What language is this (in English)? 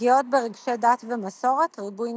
Hebrew